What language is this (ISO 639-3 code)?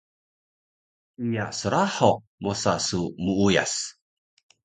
trv